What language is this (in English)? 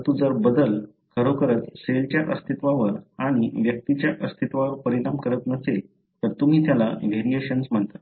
Marathi